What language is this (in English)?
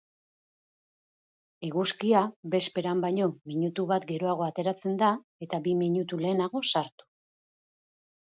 Basque